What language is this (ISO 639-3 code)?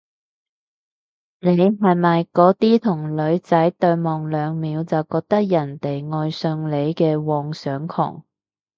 yue